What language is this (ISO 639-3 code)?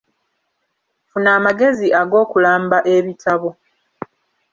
lug